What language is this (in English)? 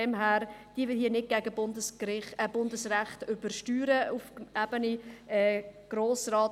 Swiss German